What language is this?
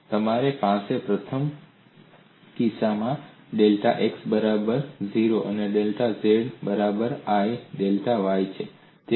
Gujarati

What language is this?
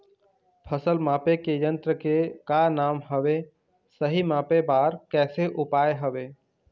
Chhattisgarhi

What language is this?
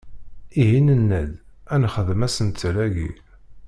Kabyle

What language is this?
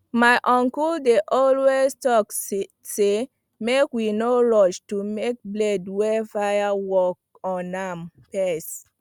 Nigerian Pidgin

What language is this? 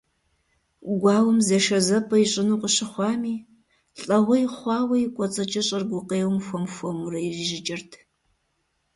Kabardian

